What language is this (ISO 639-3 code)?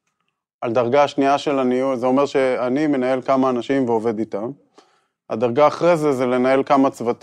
heb